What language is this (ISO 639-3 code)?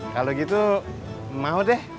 ind